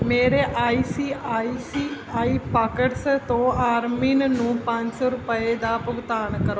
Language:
Punjabi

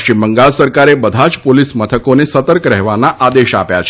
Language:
Gujarati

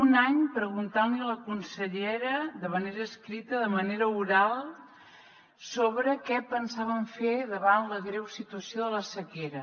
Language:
Catalan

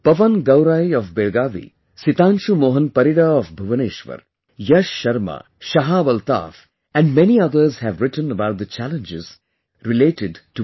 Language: English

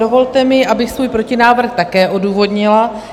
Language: Czech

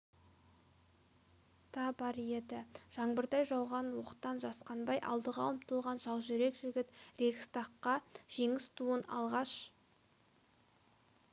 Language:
Kazakh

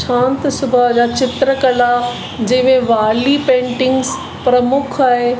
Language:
Sindhi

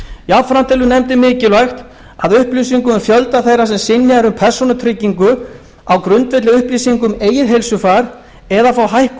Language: Icelandic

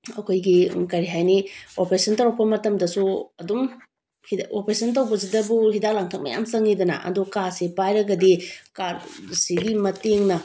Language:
Manipuri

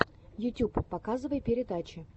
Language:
Russian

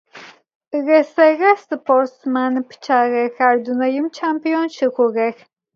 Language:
Adyghe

